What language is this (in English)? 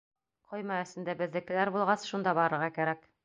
Bashkir